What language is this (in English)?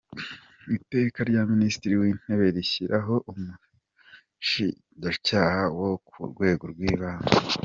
Kinyarwanda